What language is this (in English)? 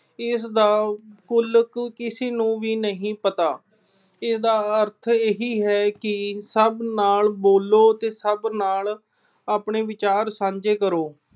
Punjabi